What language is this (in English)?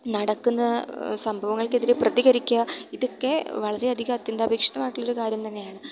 Malayalam